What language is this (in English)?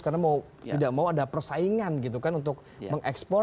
Indonesian